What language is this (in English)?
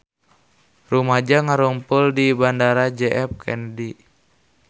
Sundanese